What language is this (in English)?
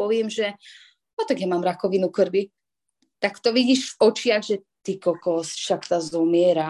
Slovak